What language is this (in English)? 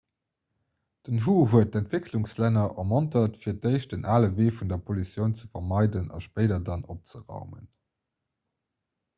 Luxembourgish